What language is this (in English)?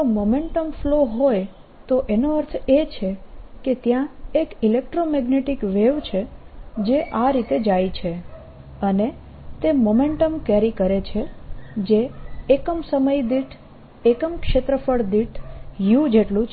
Gujarati